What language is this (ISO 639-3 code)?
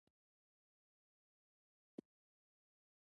pus